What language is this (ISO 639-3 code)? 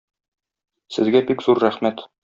tat